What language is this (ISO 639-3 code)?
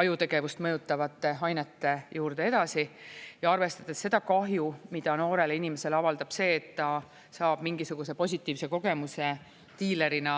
est